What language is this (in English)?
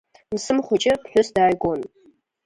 Abkhazian